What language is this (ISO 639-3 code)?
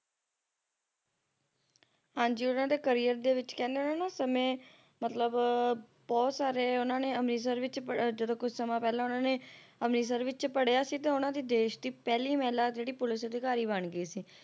pan